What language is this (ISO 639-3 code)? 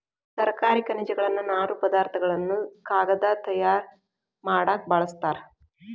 kan